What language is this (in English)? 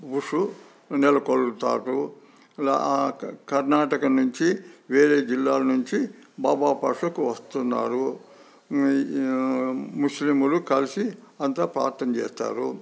Telugu